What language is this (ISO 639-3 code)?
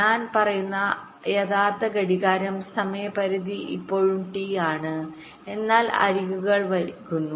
mal